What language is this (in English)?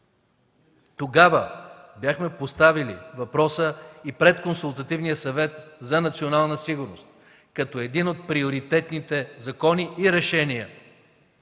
Bulgarian